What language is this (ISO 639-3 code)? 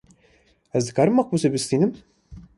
kur